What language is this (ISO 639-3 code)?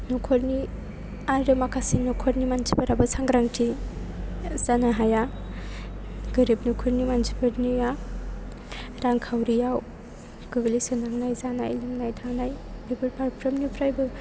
brx